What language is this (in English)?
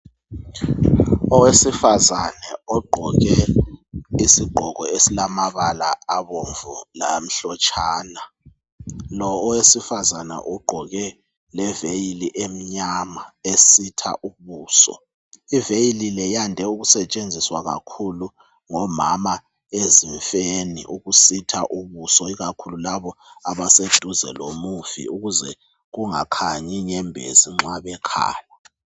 North Ndebele